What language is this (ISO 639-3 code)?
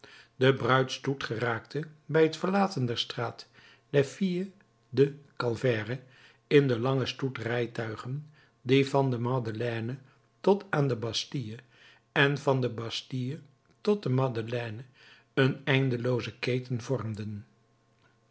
nld